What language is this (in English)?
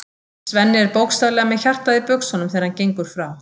Icelandic